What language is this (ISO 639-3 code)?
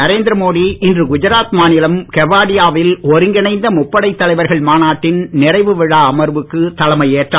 tam